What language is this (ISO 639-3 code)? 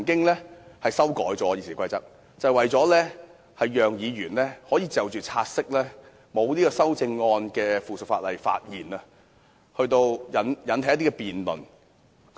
yue